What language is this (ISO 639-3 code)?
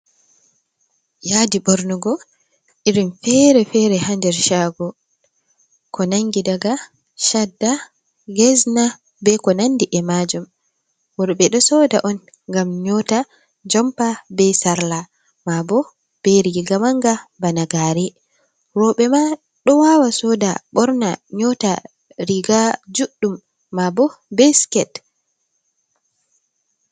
ful